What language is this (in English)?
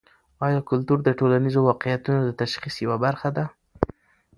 Pashto